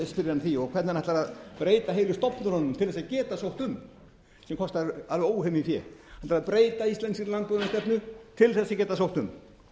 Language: Icelandic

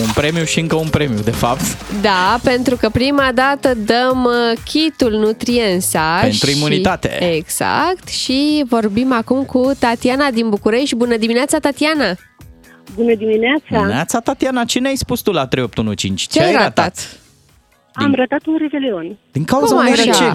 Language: Romanian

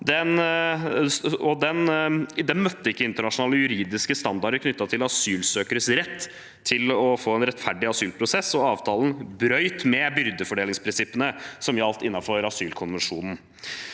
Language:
Norwegian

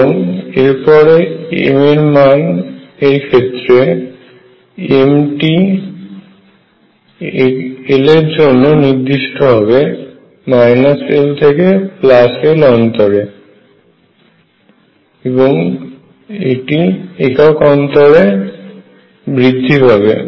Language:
Bangla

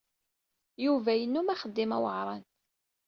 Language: Kabyle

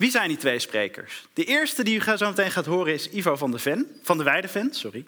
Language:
Dutch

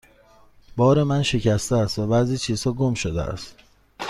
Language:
Persian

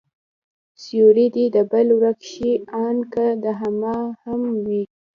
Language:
Pashto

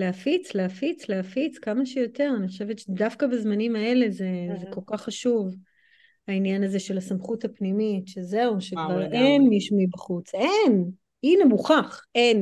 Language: Hebrew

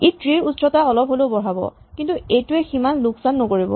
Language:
Assamese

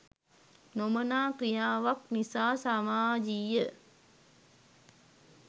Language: Sinhala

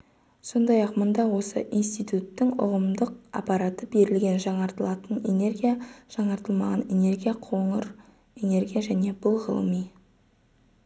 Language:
Kazakh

